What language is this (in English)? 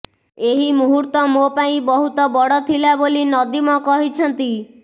Odia